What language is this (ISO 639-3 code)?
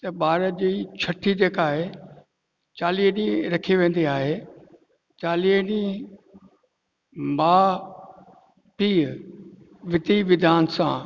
snd